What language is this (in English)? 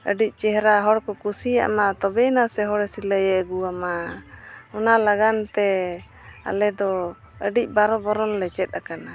Santali